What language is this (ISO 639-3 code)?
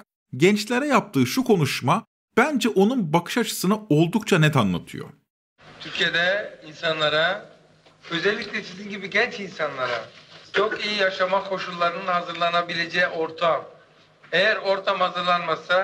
tur